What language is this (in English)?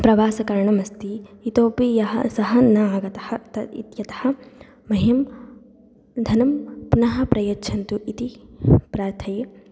Sanskrit